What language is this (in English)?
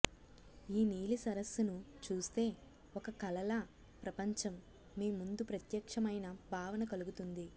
Telugu